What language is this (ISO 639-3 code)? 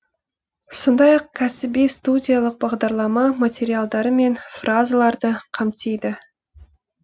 kaz